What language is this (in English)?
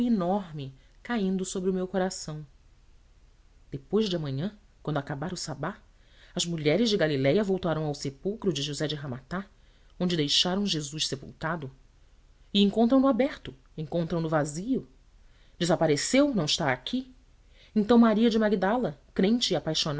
Portuguese